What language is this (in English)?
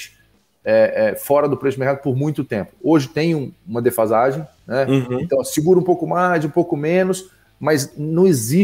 Portuguese